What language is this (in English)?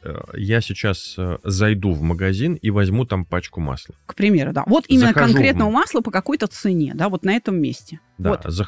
Russian